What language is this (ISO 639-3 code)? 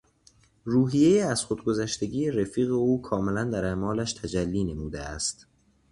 fas